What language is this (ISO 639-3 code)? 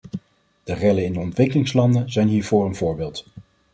nld